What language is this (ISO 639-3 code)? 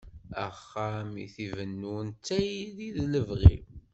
kab